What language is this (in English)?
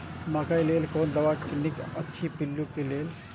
Maithili